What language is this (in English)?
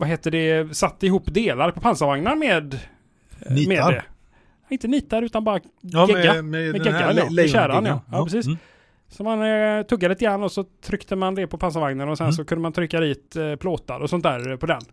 Swedish